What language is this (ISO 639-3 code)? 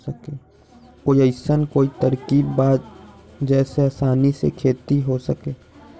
mag